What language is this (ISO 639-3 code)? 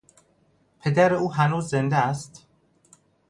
fas